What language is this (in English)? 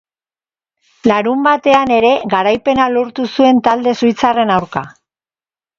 Basque